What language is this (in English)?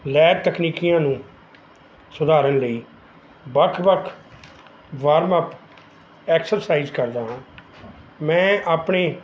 Punjabi